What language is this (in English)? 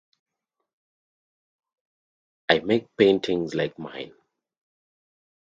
English